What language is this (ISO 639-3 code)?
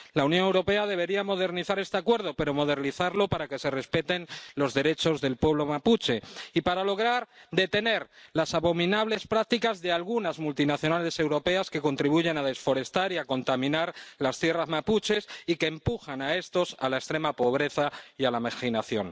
spa